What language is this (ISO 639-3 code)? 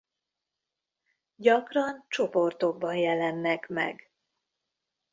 hun